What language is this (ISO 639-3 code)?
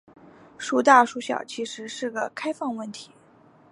zho